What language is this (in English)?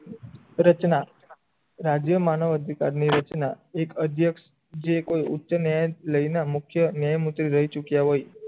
Gujarati